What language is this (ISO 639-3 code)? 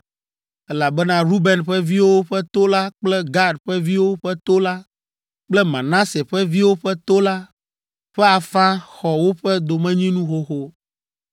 ewe